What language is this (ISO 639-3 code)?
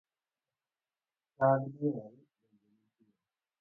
luo